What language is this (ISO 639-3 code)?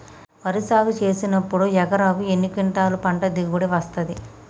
tel